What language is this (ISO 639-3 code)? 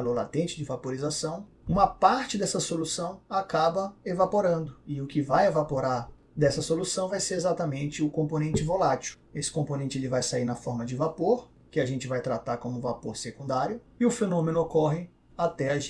por